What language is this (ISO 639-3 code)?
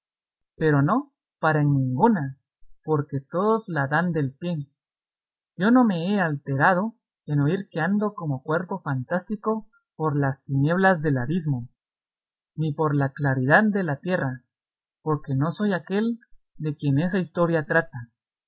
spa